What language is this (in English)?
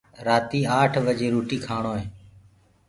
Gurgula